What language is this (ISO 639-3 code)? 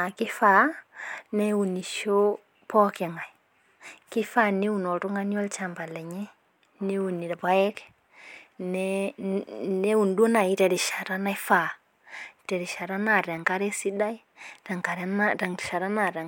mas